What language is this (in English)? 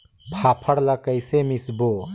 Chhattisgarhi